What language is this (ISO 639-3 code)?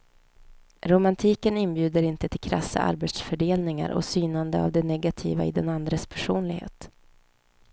swe